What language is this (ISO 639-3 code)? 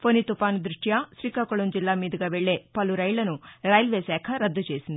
tel